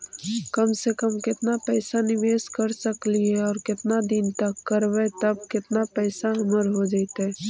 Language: Magahi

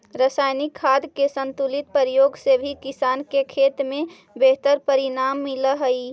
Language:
Magahi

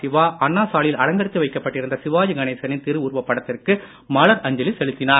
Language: Tamil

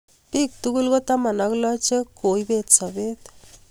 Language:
Kalenjin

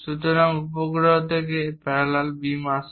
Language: Bangla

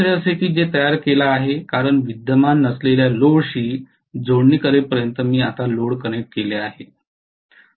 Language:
Marathi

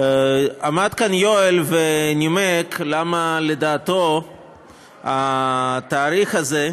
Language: Hebrew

